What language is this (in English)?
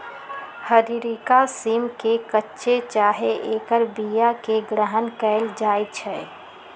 Magahi